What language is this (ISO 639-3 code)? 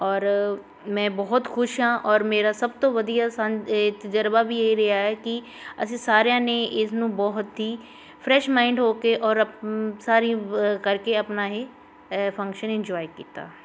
pan